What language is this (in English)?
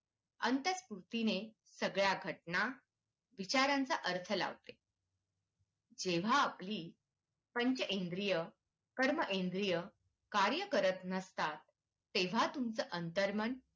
Marathi